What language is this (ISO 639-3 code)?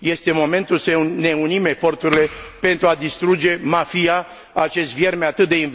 ron